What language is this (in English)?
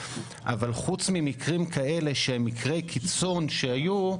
Hebrew